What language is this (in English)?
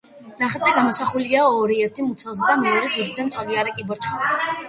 Georgian